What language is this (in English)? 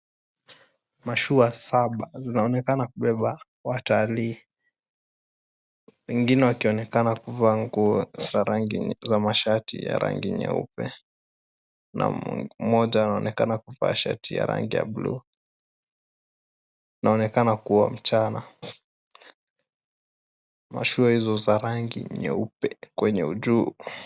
Swahili